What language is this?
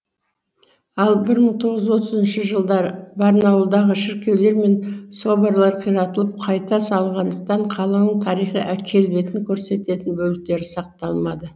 Kazakh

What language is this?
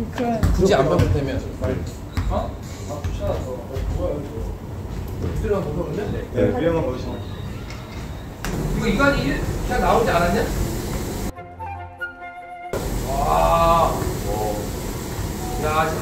Korean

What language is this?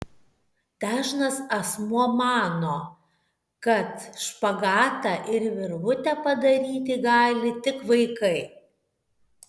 Lithuanian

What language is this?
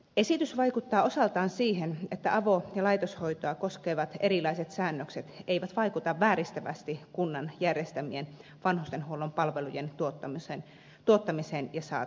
Finnish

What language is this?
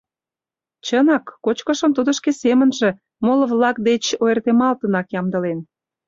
Mari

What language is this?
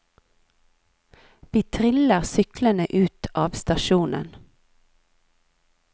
Norwegian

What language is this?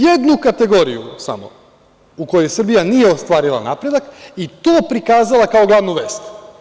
Serbian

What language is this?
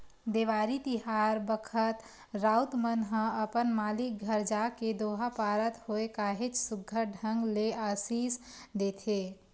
Chhattisgarhi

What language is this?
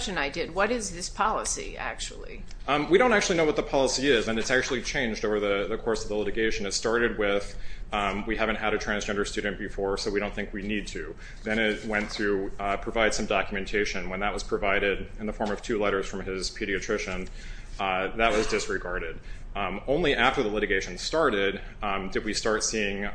English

